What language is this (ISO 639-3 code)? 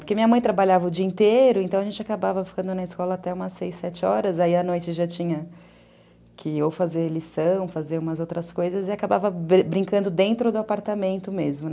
por